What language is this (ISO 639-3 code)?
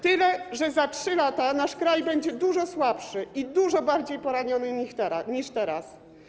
pol